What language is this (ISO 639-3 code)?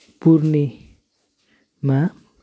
nep